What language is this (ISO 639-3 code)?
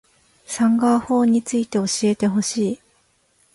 jpn